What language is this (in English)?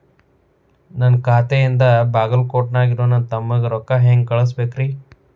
Kannada